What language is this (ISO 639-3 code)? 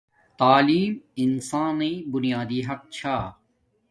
dmk